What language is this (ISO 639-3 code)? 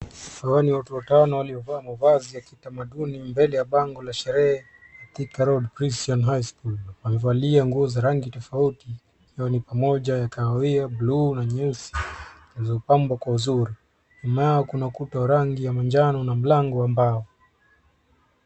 swa